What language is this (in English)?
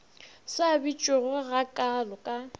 Northern Sotho